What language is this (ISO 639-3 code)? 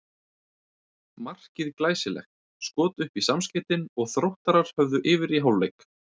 isl